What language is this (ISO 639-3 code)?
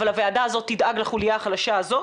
heb